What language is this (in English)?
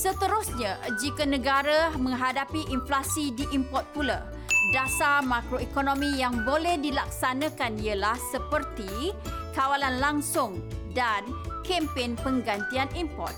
Malay